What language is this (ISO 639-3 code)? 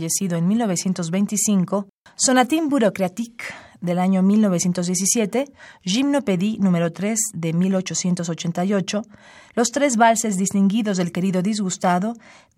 spa